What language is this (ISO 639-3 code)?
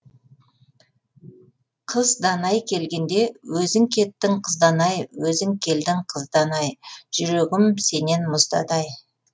kaz